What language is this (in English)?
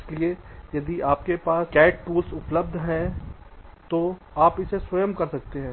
Hindi